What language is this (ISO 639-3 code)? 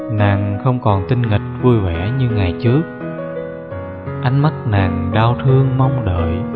vie